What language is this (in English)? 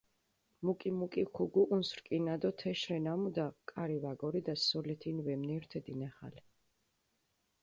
Mingrelian